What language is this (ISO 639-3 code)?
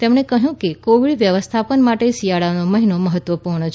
guj